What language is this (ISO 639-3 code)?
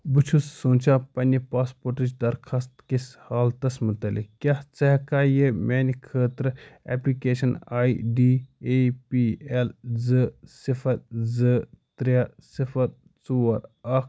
kas